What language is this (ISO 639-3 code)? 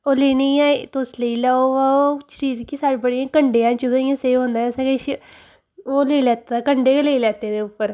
doi